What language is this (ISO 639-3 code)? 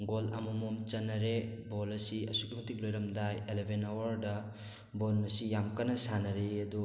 mni